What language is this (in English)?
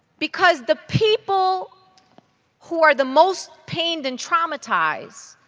English